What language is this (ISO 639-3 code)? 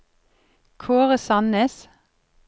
nor